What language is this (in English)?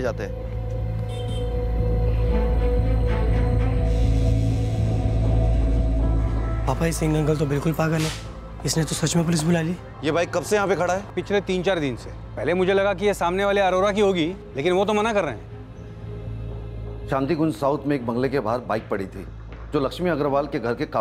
Hindi